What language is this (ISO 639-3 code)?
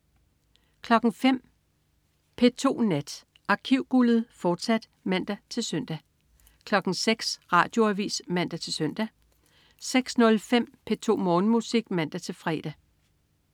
dan